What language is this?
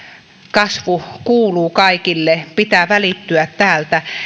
Finnish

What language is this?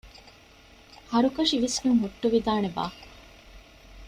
Divehi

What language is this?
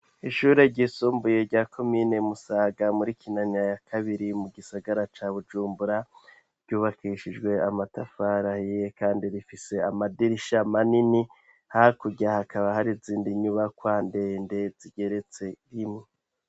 Rundi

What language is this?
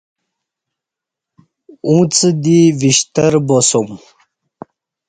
Kati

